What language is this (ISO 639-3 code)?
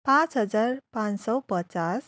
nep